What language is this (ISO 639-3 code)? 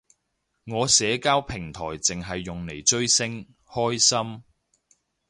yue